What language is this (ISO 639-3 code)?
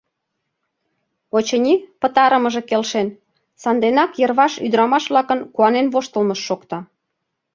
chm